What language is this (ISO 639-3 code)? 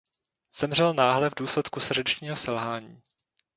ces